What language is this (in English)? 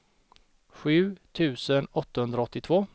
Swedish